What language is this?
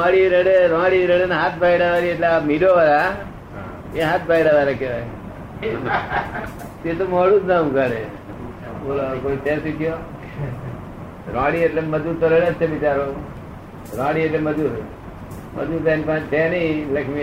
Gujarati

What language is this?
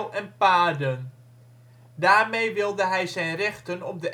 Dutch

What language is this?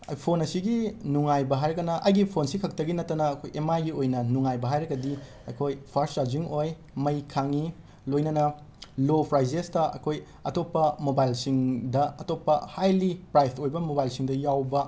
Manipuri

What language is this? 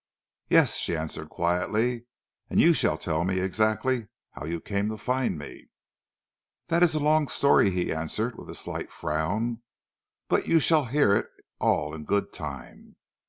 English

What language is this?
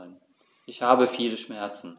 German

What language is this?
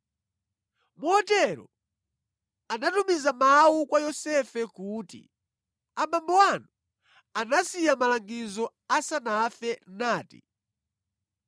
Nyanja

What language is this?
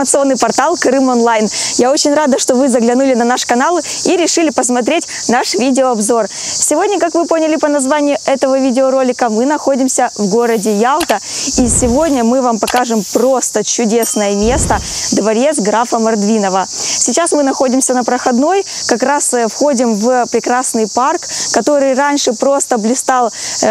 Russian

